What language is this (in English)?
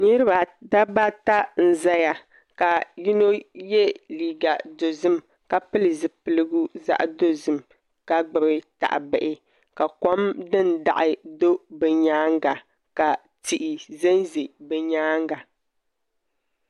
Dagbani